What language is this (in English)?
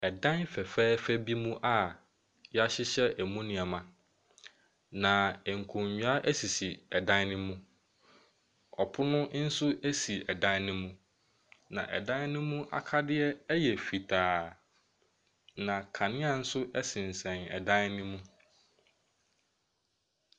Akan